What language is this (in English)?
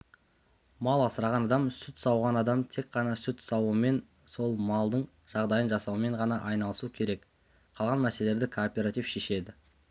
Kazakh